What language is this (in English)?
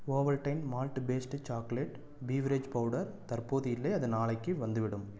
Tamil